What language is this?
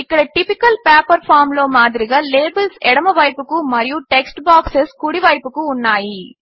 Telugu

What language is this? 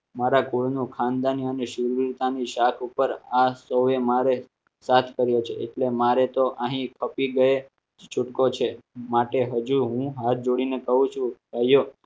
Gujarati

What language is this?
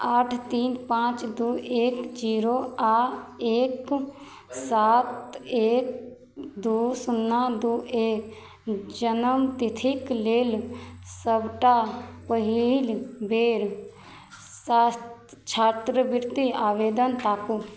Maithili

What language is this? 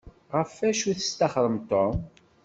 Kabyle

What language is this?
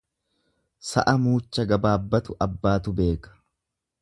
Oromo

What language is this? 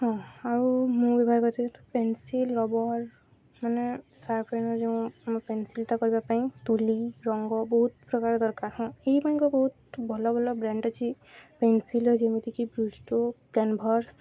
Odia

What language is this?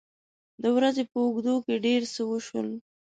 Pashto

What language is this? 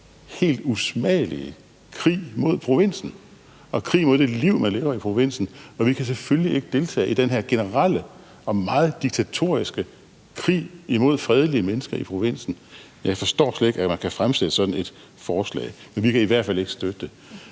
Danish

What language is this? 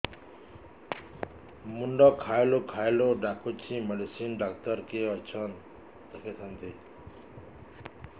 Odia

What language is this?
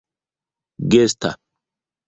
Esperanto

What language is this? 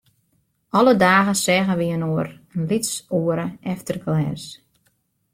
Western Frisian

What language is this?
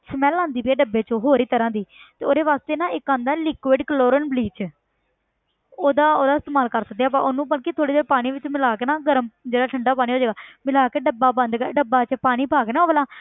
Punjabi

